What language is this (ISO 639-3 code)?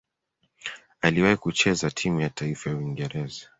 swa